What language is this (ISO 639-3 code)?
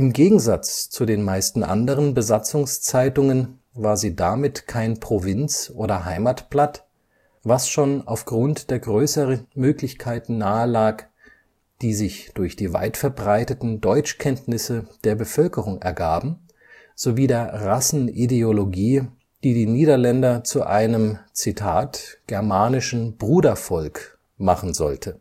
deu